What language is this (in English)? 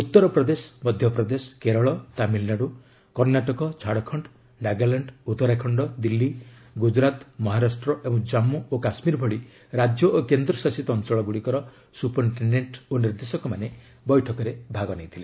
Odia